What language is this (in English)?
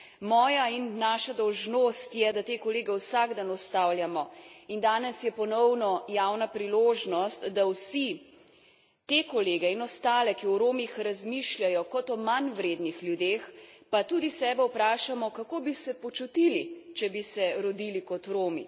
Slovenian